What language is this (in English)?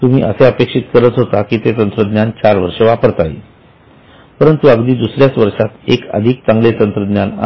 Marathi